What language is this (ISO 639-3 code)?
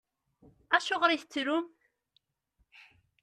kab